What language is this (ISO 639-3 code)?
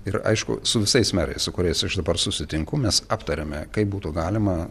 lit